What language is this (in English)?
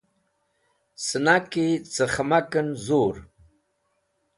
Wakhi